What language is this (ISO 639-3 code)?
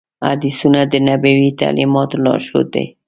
pus